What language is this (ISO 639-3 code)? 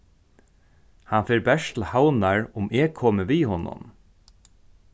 fao